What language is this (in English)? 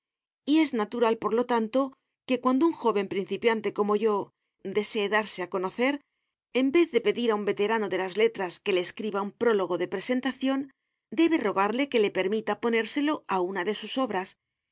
Spanish